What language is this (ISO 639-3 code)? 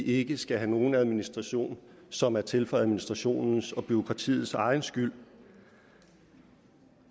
dan